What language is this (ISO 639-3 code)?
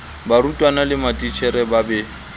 sot